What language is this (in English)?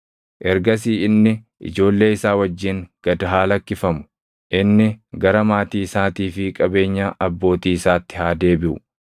Oromo